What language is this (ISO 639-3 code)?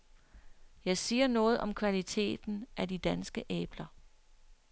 dan